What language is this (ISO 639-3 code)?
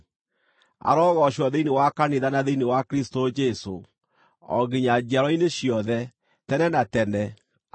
kik